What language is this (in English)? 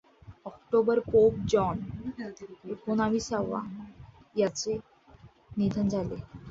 Marathi